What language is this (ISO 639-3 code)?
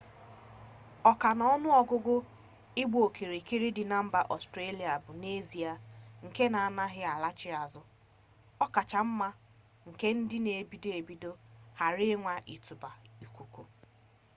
ibo